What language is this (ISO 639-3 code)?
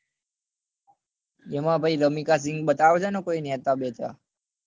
guj